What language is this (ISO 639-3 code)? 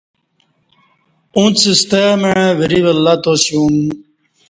bsh